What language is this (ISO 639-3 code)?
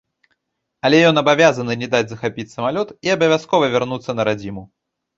bel